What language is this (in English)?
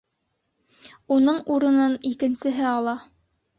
Bashkir